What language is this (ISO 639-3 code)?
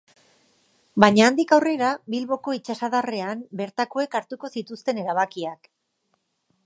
eus